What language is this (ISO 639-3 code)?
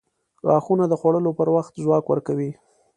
pus